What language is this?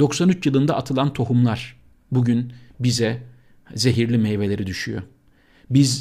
Turkish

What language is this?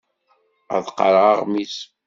Kabyle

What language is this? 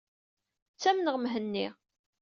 Kabyle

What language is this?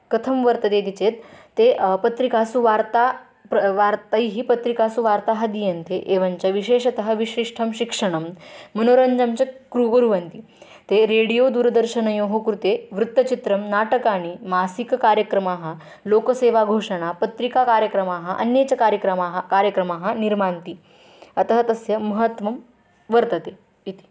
Sanskrit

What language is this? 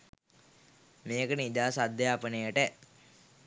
Sinhala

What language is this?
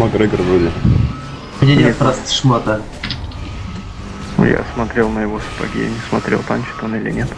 Russian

